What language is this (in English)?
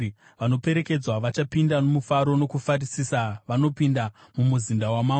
Shona